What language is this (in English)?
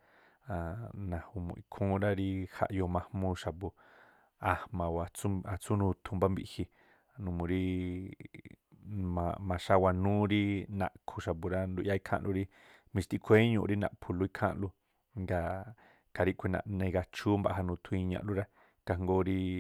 Tlacoapa Me'phaa